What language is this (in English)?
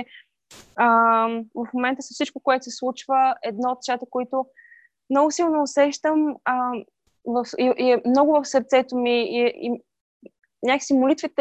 Bulgarian